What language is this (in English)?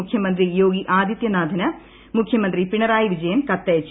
Malayalam